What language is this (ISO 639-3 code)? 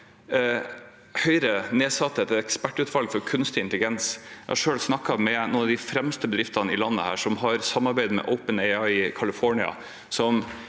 nor